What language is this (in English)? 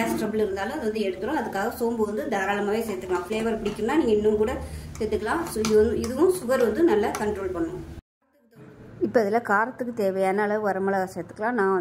Tamil